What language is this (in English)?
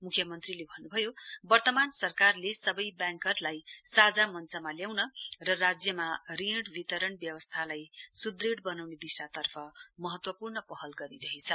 Nepali